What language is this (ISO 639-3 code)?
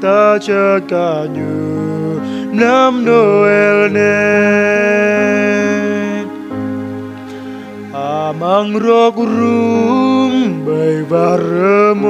ron